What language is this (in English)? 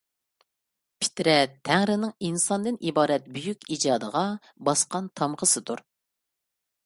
Uyghur